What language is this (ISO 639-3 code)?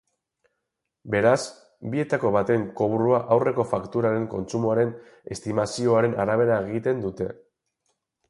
eus